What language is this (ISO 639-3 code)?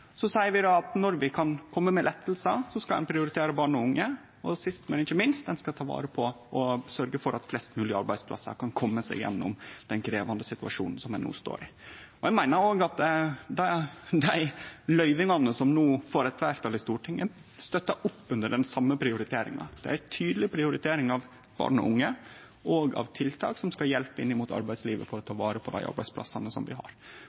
nno